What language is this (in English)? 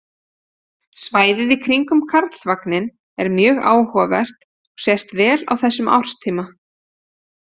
Icelandic